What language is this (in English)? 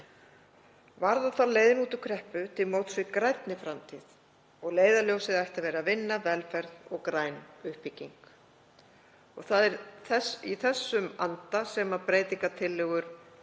Icelandic